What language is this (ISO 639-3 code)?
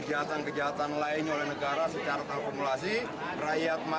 ind